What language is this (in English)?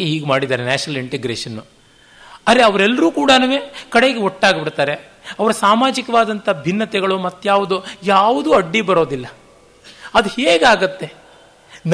Kannada